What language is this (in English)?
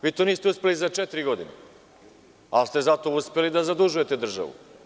Serbian